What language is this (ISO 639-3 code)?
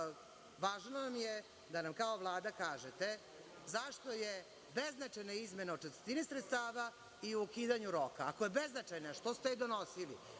srp